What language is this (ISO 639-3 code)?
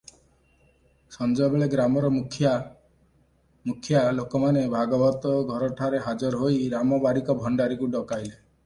ori